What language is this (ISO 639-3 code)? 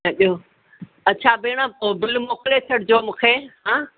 snd